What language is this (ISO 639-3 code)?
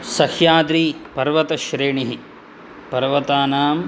san